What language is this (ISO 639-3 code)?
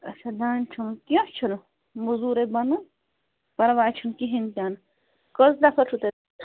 kas